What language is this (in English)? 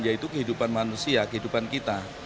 Indonesian